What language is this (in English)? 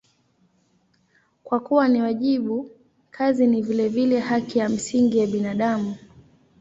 Swahili